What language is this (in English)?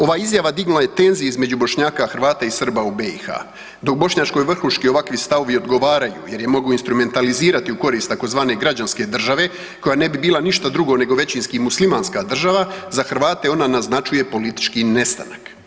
Croatian